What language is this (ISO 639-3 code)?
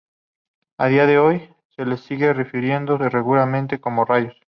spa